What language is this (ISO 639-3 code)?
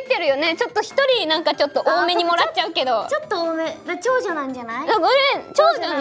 jpn